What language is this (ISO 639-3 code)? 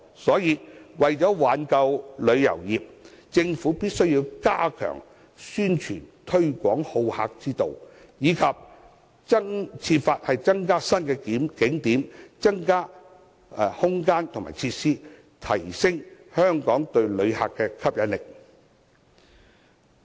yue